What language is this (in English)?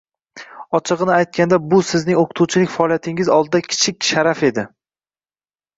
Uzbek